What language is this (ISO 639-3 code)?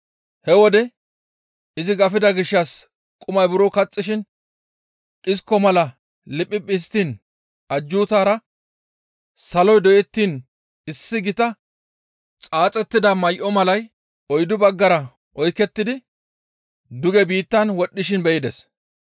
gmv